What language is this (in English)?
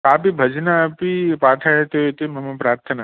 Sanskrit